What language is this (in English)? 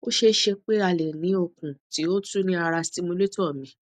Yoruba